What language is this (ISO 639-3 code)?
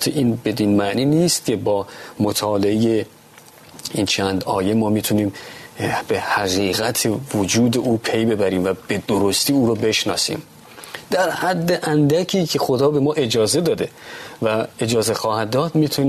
fas